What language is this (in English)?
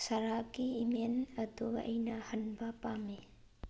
Manipuri